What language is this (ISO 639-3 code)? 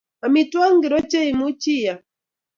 kln